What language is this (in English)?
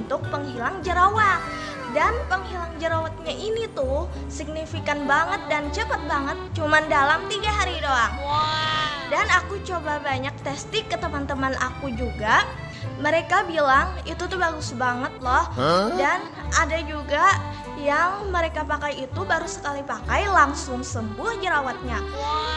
Indonesian